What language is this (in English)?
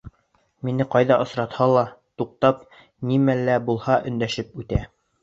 Bashkir